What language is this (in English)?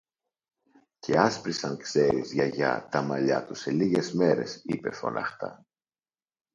Greek